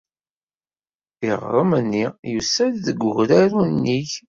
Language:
Kabyle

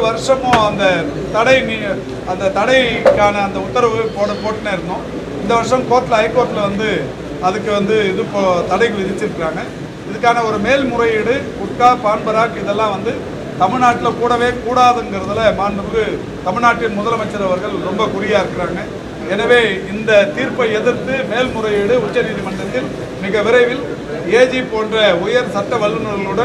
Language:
Tamil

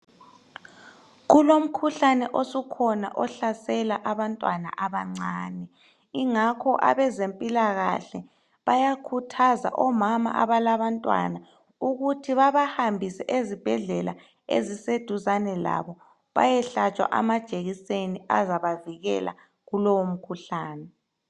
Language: North Ndebele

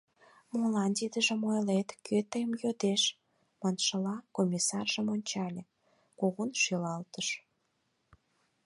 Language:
Mari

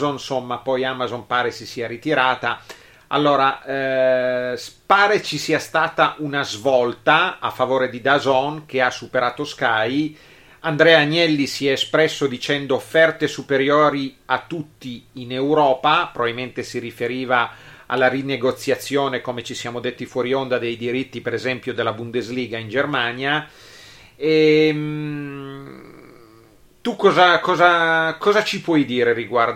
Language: Italian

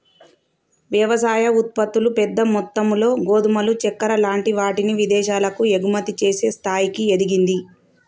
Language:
Telugu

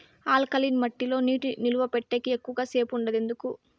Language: Telugu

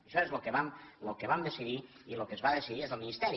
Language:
Catalan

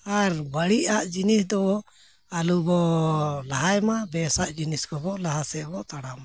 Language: Santali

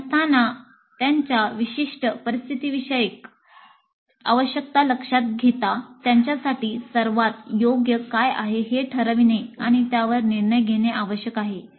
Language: Marathi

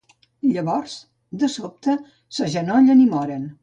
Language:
Catalan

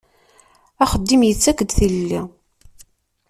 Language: Kabyle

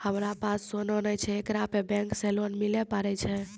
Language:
Maithili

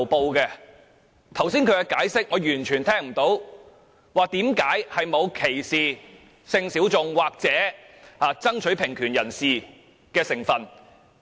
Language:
Cantonese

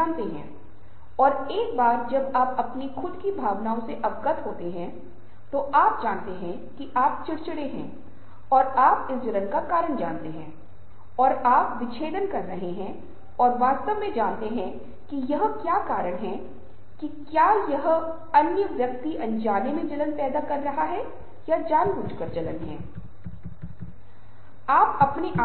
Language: Hindi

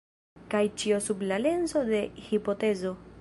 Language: Esperanto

